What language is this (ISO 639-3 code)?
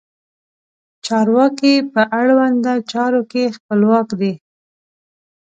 pus